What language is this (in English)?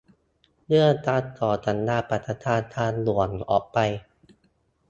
Thai